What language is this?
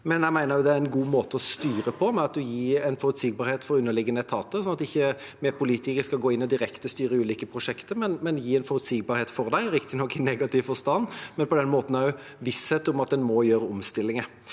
Norwegian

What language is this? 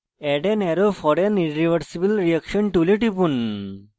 Bangla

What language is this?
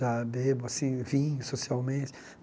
Portuguese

